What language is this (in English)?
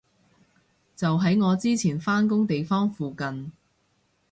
Cantonese